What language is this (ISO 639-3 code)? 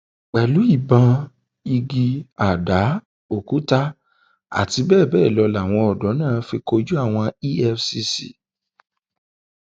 yor